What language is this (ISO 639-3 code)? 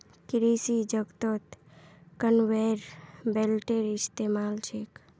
mag